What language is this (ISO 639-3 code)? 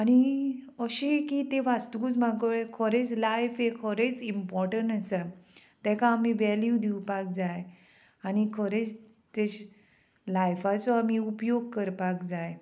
kok